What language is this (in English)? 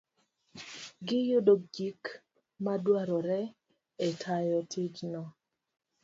Luo (Kenya and Tanzania)